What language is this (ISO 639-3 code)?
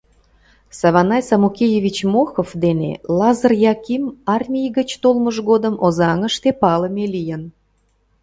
chm